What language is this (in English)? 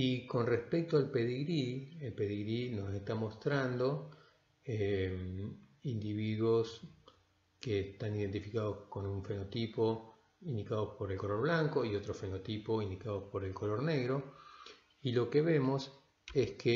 Spanish